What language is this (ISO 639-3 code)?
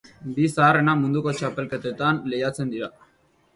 eus